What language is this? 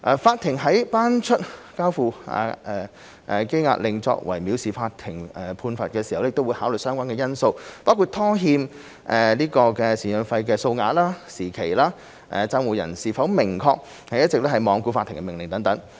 Cantonese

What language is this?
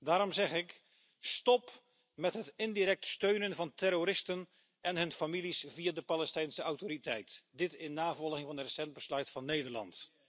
Dutch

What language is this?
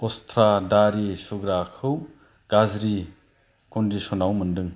Bodo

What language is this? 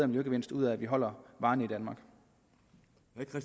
Danish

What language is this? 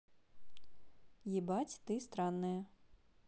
Russian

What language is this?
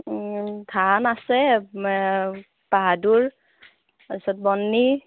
Assamese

